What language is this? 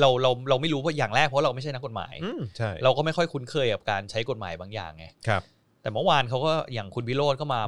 Thai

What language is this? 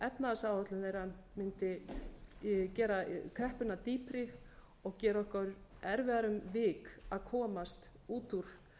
Icelandic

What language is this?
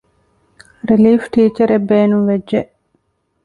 Divehi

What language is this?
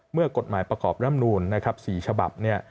Thai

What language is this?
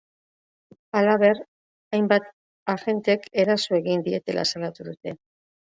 Basque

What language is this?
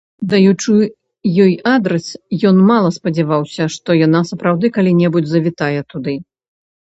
Belarusian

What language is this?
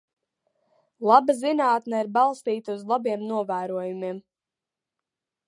Latvian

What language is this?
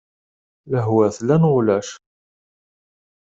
Kabyle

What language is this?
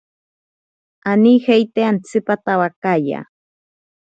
Ashéninka Perené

